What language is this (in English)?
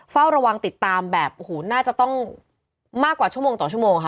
Thai